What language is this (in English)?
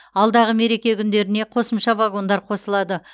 Kazakh